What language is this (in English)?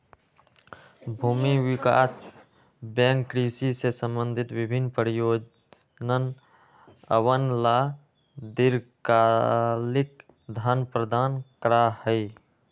Magahi